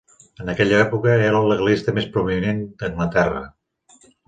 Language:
Catalan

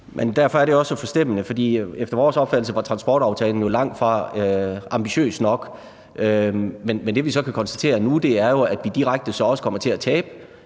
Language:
Danish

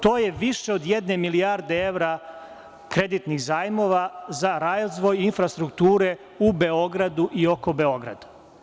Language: Serbian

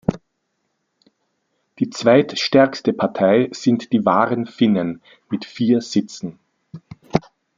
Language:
German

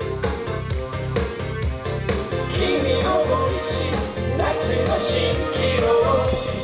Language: Japanese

